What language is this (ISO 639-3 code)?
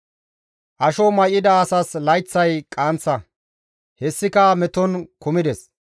gmv